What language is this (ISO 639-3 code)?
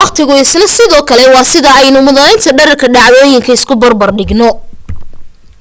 som